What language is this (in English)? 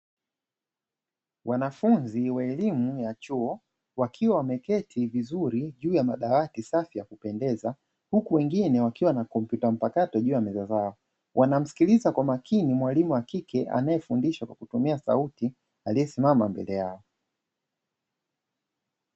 Swahili